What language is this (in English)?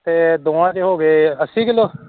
Punjabi